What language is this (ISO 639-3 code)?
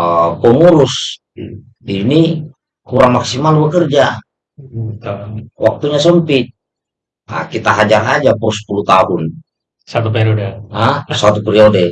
ind